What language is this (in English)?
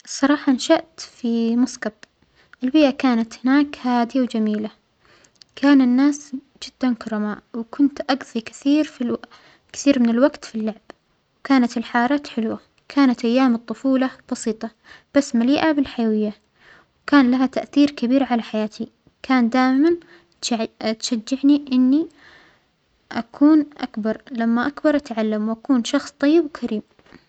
Omani Arabic